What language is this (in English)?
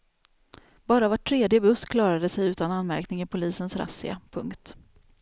Swedish